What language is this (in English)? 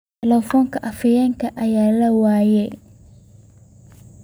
Somali